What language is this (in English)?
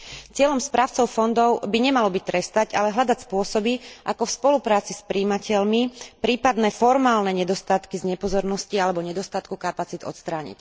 Slovak